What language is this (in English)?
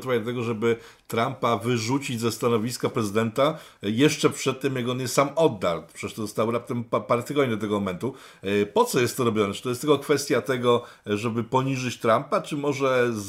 Polish